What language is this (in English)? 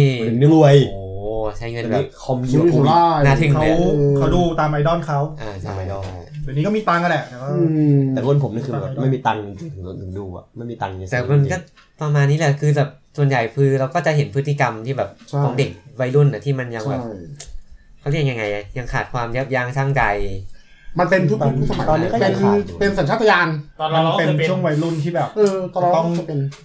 Thai